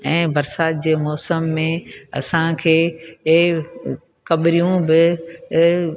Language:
Sindhi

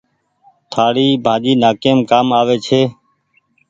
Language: Goaria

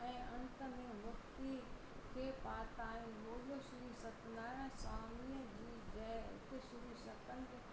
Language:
Sindhi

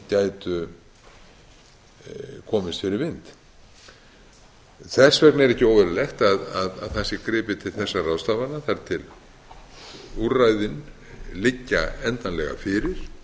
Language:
Icelandic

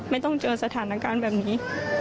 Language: Thai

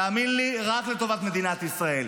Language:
Hebrew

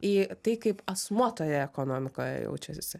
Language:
Lithuanian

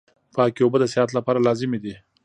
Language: Pashto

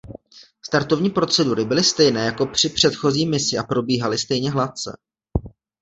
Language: Czech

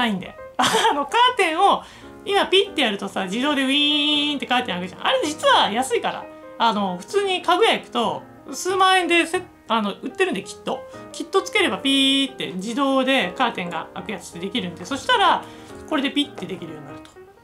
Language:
Japanese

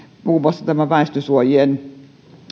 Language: Finnish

